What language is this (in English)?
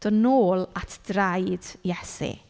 Welsh